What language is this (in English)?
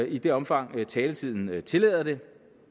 Danish